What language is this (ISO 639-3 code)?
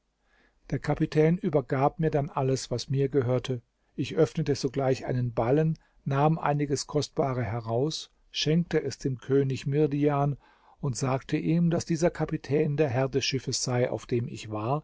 deu